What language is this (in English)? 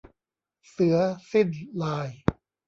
Thai